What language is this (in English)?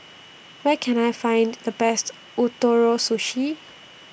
English